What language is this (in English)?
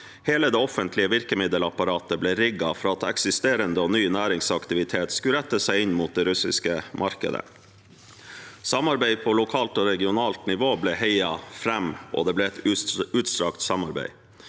Norwegian